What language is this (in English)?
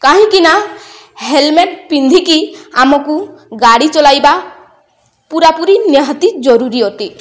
Odia